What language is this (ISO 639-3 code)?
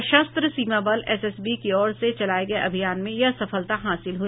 hin